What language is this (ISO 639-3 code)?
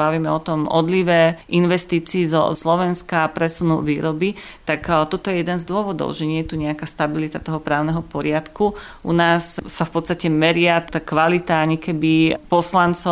slk